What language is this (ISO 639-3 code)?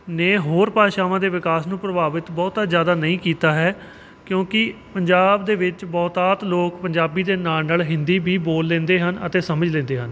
pan